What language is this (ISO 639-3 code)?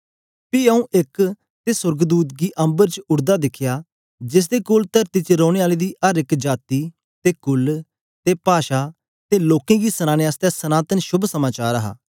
doi